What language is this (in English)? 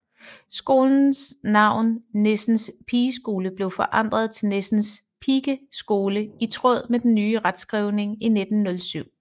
Danish